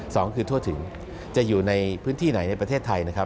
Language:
Thai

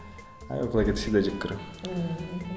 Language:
Kazakh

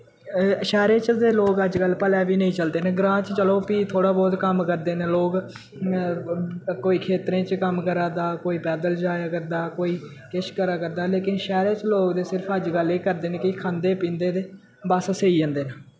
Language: Dogri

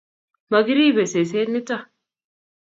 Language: Kalenjin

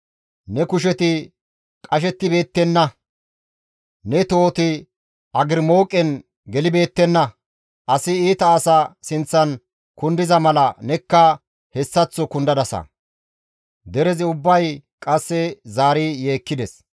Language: Gamo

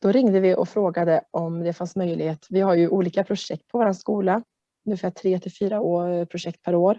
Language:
Swedish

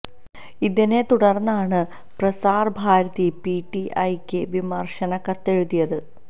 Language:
Malayalam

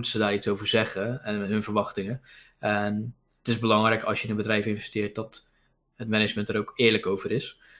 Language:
Dutch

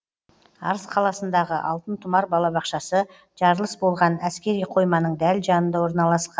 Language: Kazakh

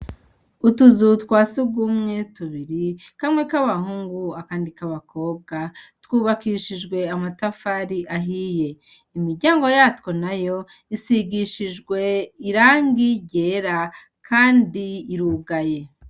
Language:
Rundi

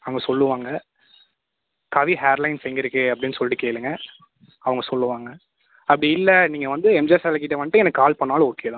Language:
Tamil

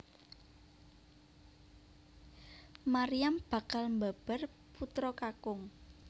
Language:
Javanese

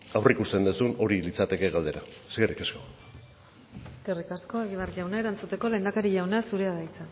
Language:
Basque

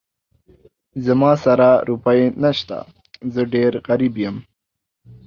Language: Pashto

